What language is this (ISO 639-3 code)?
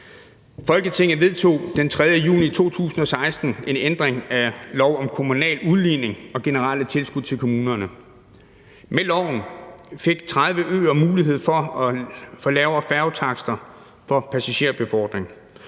dan